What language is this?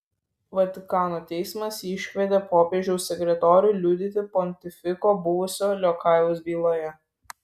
Lithuanian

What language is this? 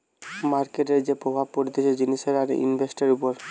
Bangla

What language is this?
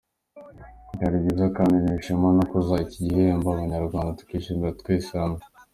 Kinyarwanda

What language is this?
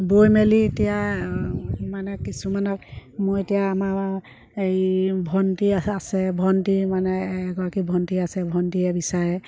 Assamese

